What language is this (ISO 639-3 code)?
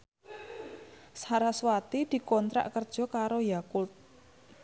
jav